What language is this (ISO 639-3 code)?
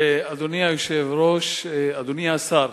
heb